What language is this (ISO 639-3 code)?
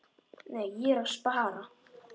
isl